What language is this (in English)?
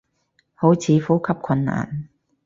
Cantonese